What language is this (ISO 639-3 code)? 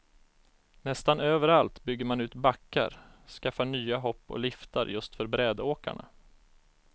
swe